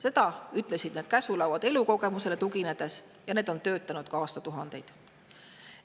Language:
Estonian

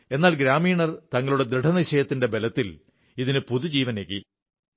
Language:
Malayalam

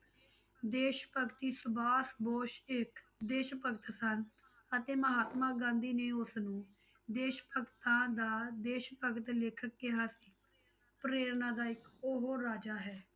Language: Punjabi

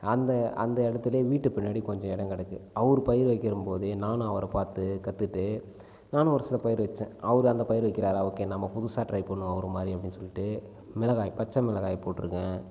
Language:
Tamil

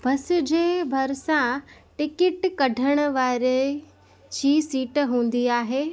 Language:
Sindhi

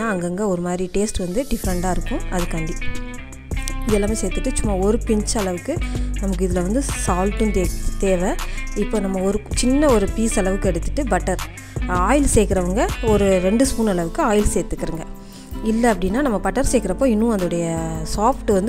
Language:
Arabic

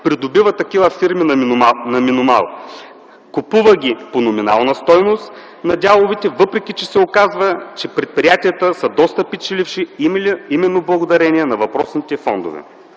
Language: Bulgarian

